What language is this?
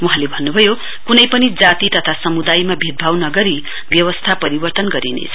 Nepali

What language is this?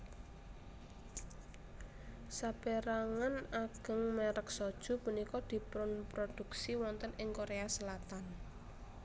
Javanese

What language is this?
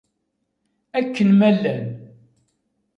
Kabyle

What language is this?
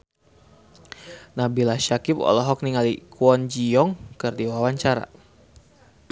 Sundanese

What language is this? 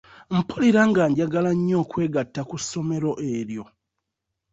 Ganda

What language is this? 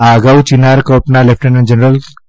Gujarati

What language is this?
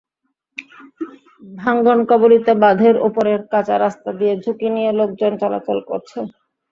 Bangla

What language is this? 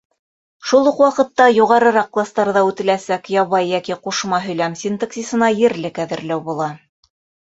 Bashkir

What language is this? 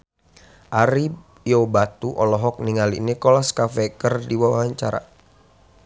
Sundanese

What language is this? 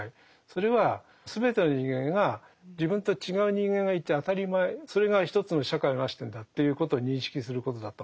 Japanese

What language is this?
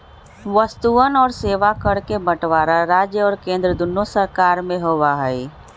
Magahi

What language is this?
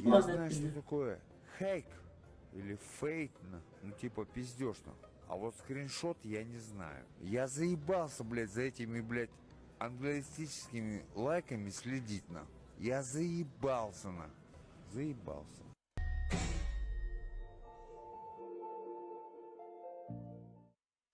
Russian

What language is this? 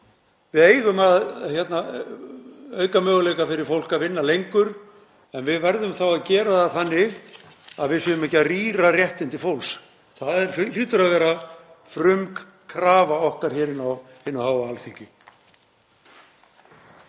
Icelandic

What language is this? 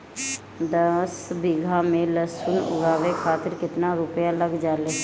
Bhojpuri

